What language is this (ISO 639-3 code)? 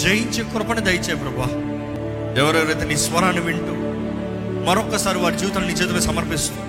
tel